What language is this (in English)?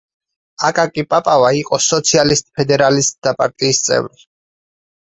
Georgian